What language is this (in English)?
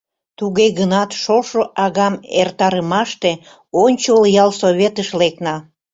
Mari